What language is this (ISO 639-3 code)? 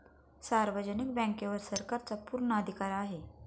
mar